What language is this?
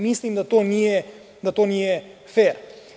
Serbian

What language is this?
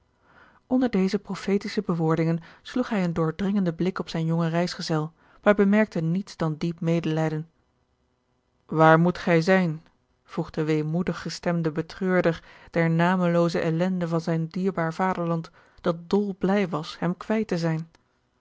Dutch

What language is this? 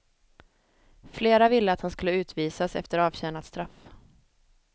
Swedish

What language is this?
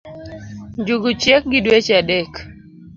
Luo (Kenya and Tanzania)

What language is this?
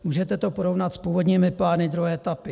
Czech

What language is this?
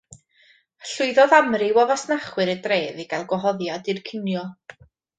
Welsh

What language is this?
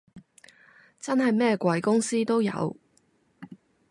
Cantonese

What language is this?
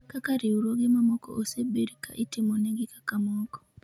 Luo (Kenya and Tanzania)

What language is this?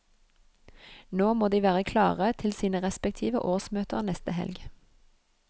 Norwegian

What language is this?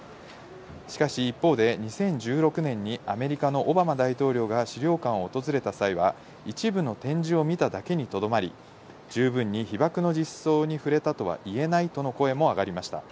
Japanese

